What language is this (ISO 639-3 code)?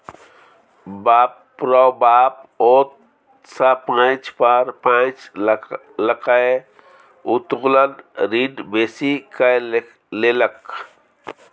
mai